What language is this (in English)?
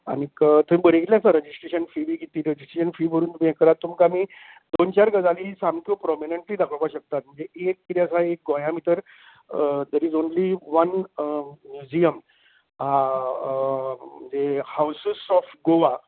Konkani